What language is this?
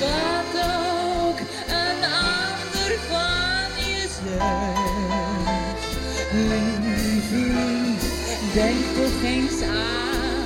Dutch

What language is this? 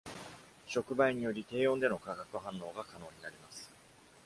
Japanese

